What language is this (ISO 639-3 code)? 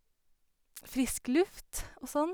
nor